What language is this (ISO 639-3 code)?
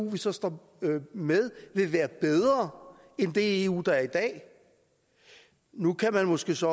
dan